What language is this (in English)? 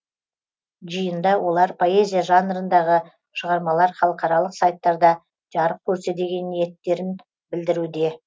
Kazakh